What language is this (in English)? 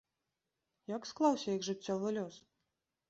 Belarusian